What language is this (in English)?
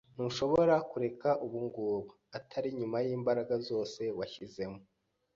Kinyarwanda